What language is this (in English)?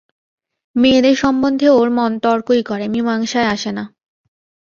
Bangla